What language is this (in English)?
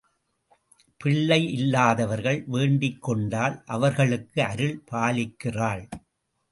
Tamil